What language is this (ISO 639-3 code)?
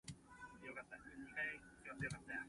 nan